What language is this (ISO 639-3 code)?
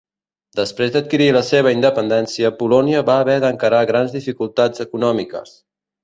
cat